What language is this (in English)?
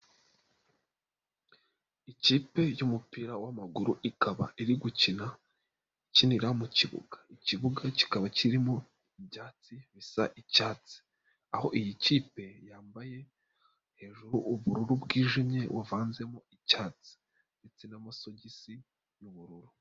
Kinyarwanda